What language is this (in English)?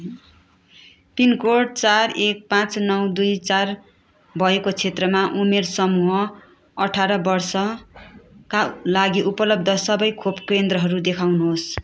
Nepali